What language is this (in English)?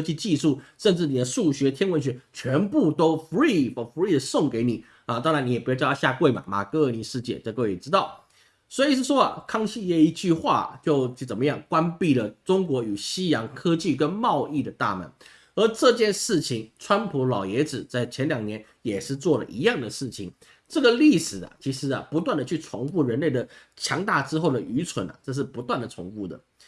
Chinese